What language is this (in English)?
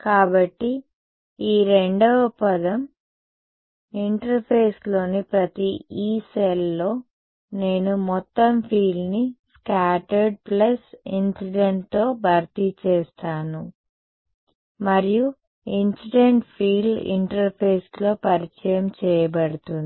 Telugu